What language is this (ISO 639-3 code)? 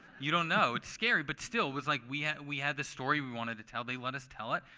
eng